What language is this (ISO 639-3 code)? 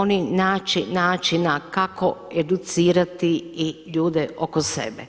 hrv